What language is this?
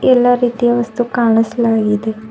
Kannada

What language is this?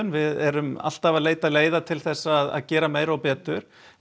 Icelandic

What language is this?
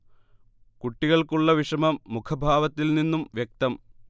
Malayalam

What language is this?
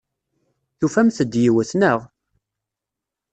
Kabyle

